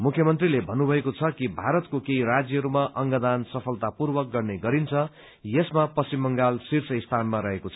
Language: Nepali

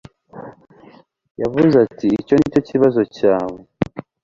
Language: Kinyarwanda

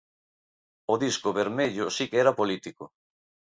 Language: Galician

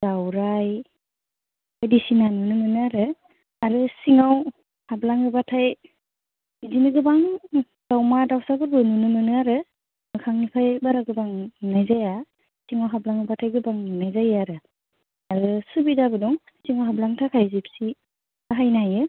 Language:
Bodo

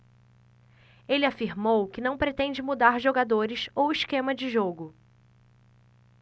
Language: Portuguese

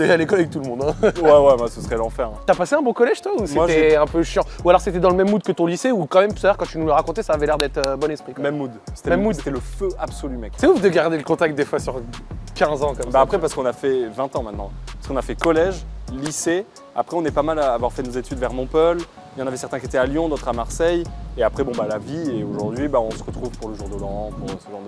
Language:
French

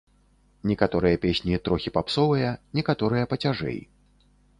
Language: Belarusian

